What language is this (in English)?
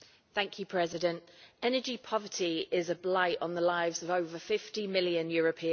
English